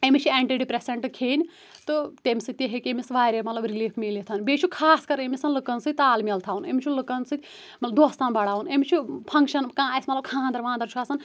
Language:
Kashmiri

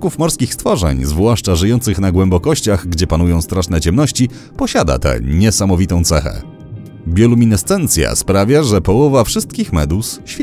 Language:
Polish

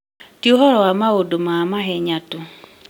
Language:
Kikuyu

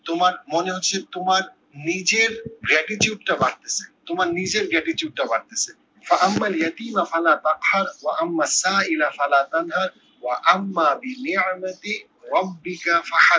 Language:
Bangla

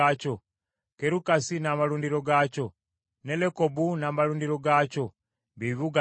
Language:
Ganda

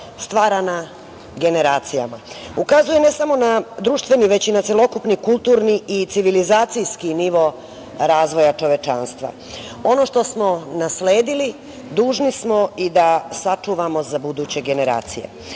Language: Serbian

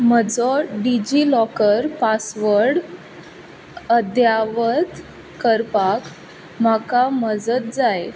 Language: Konkani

